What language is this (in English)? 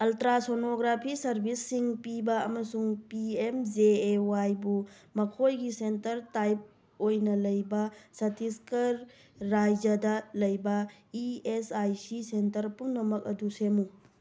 Manipuri